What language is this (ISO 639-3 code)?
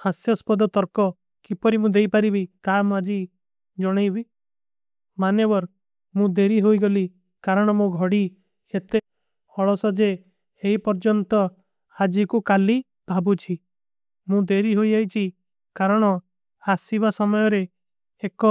uki